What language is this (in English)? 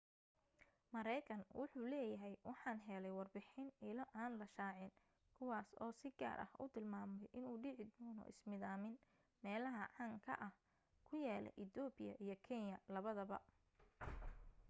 Somali